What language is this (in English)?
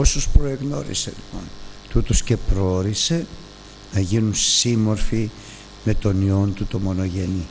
Greek